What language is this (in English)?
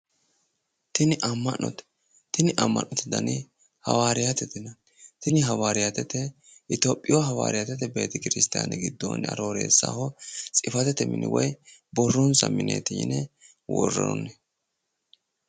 Sidamo